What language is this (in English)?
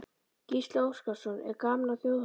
Icelandic